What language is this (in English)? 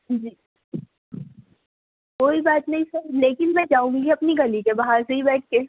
Urdu